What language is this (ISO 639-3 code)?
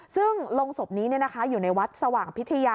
tha